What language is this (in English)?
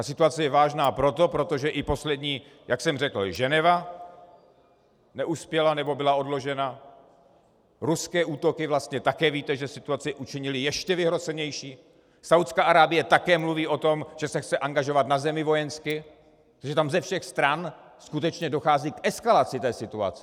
Czech